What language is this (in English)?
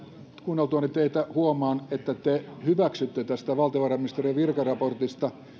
Finnish